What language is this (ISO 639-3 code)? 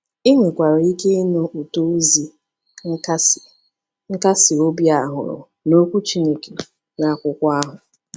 ibo